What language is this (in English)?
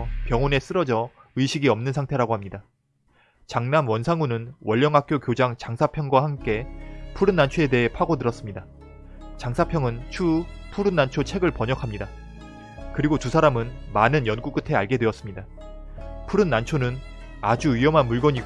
Korean